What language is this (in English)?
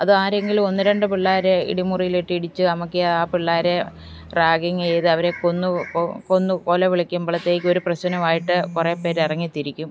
Malayalam